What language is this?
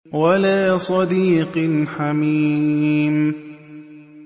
Arabic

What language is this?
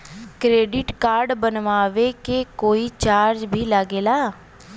Bhojpuri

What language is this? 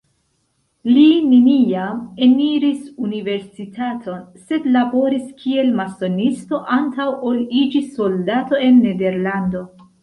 Esperanto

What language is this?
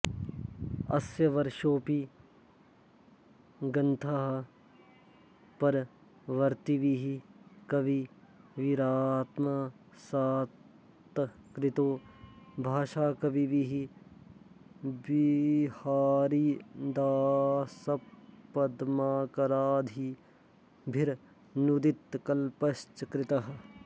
Sanskrit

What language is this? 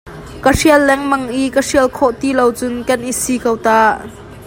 Hakha Chin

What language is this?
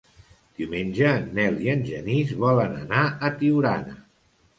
Catalan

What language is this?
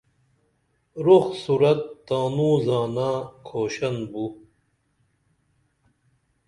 Dameli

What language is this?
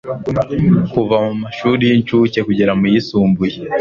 Kinyarwanda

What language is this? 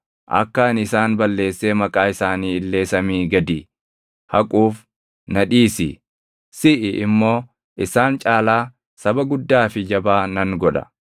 Oromo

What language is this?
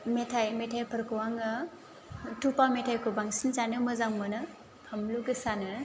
Bodo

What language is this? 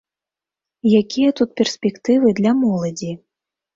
Belarusian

